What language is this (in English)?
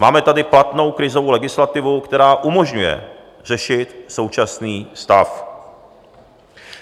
Czech